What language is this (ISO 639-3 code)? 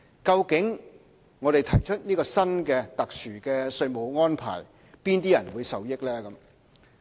yue